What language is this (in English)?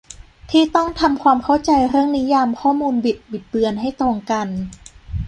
Thai